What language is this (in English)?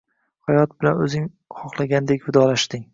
Uzbek